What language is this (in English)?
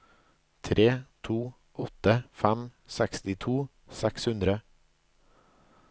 Norwegian